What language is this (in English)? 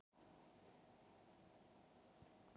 Icelandic